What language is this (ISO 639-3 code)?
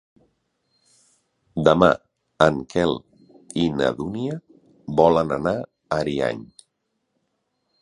cat